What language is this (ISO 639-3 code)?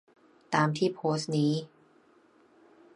tha